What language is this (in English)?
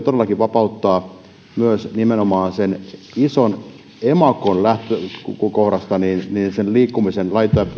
Finnish